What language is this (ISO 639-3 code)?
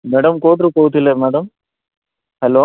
ori